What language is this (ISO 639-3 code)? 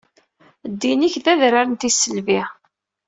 kab